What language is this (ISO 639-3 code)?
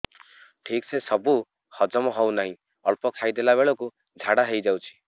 ori